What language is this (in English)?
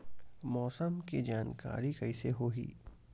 Chhattisgarhi